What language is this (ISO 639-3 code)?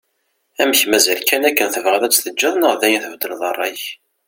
kab